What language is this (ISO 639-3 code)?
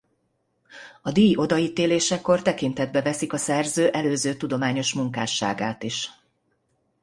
hun